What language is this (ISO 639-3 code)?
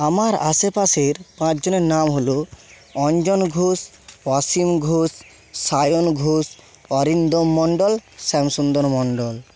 ben